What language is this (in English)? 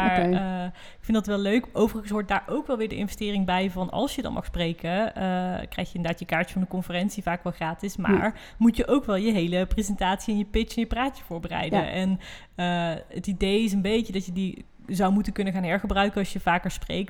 Dutch